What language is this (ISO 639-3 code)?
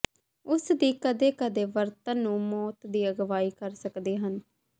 pan